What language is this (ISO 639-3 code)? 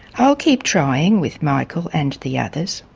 eng